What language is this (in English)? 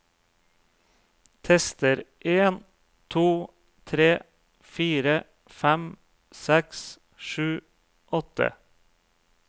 Norwegian